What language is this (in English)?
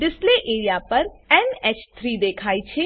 Gujarati